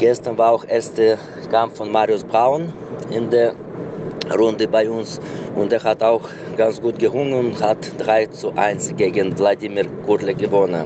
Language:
German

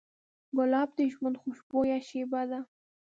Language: Pashto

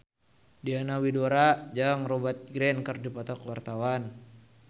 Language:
Sundanese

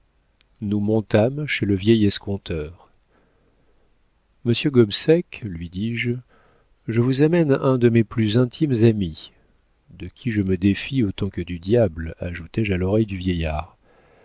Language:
French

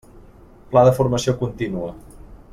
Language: Catalan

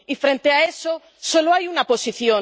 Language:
Spanish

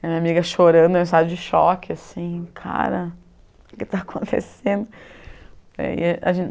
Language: Portuguese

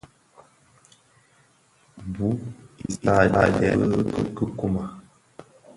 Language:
Bafia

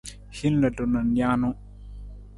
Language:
Nawdm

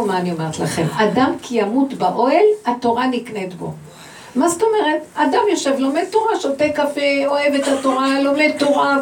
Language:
Hebrew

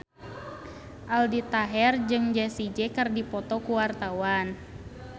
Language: Sundanese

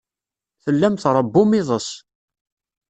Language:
Kabyle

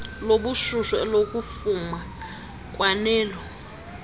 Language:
Xhosa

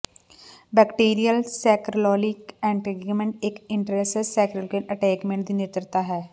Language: Punjabi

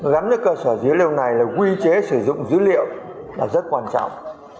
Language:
Vietnamese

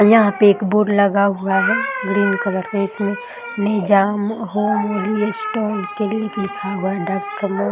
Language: Hindi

